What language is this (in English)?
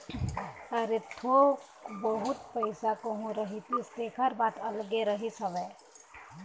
Chhattisgarhi